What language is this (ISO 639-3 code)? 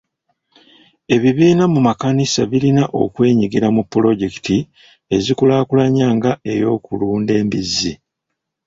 lug